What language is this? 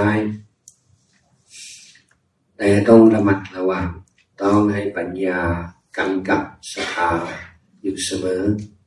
Thai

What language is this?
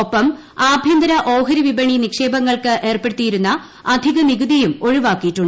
Malayalam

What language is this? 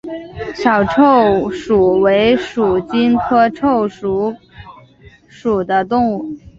Chinese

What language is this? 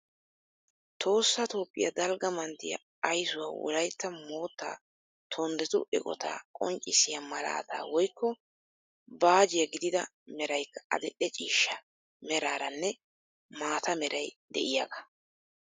Wolaytta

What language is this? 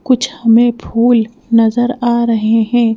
Hindi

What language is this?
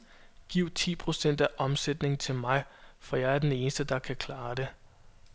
Danish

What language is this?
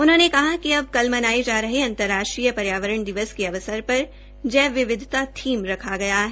Hindi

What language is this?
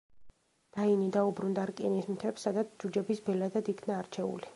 Georgian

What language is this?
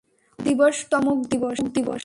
Bangla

